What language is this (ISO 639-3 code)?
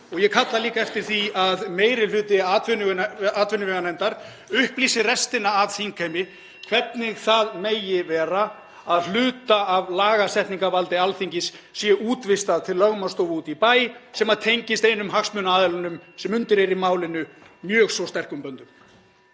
isl